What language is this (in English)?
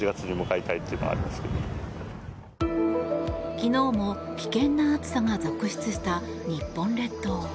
Japanese